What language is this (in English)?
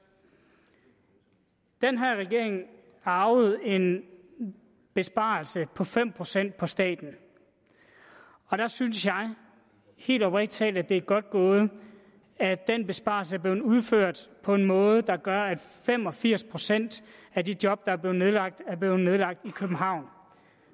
Danish